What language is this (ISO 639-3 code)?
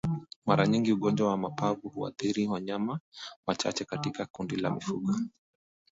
swa